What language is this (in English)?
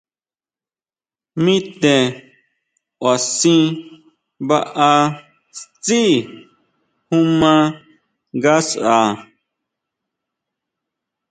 Huautla Mazatec